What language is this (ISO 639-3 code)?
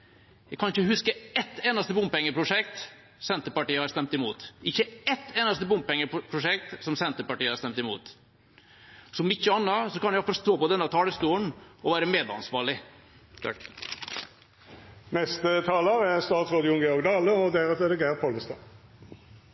nor